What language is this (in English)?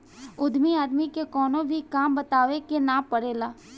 Bhojpuri